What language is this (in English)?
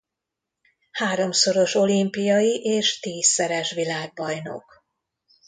Hungarian